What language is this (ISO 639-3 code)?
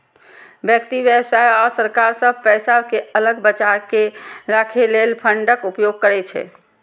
mai